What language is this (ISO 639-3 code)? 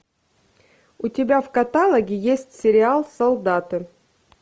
rus